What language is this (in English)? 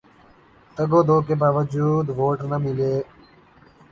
Urdu